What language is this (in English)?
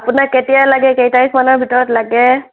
Assamese